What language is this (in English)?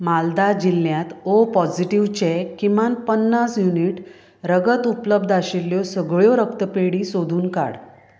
Konkani